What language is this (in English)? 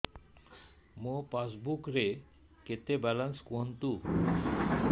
Odia